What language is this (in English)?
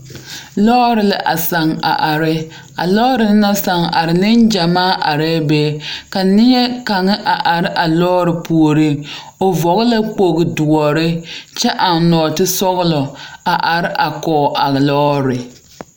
Southern Dagaare